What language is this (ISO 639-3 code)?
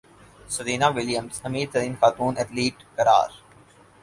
urd